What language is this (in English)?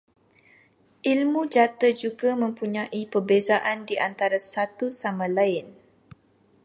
Malay